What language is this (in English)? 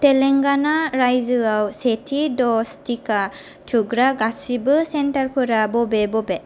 Bodo